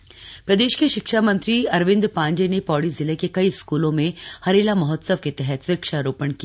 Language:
Hindi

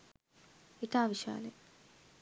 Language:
Sinhala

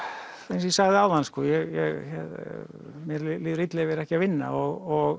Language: Icelandic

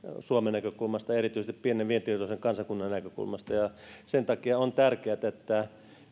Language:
Finnish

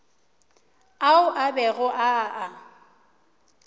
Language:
Northern Sotho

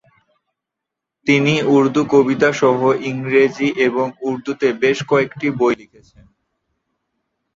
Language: Bangla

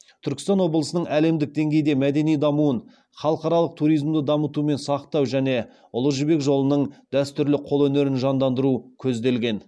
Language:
Kazakh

